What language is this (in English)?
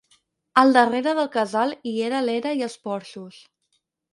Catalan